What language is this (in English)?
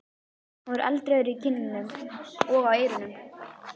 Icelandic